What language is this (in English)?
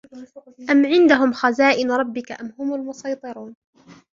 Arabic